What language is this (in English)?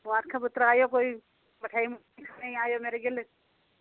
Dogri